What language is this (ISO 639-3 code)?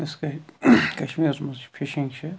kas